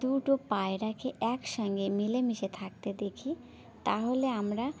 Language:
Bangla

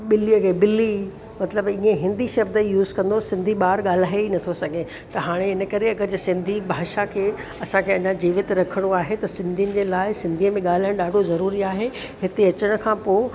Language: Sindhi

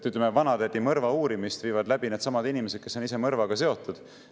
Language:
Estonian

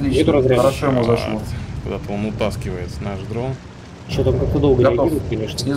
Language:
Russian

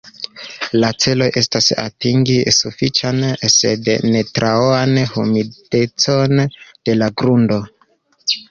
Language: Esperanto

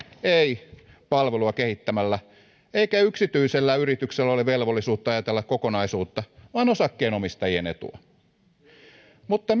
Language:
Finnish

